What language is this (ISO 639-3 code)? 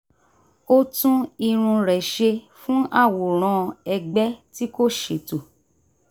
yor